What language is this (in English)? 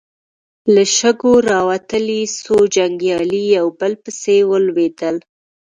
Pashto